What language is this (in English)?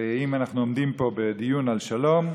Hebrew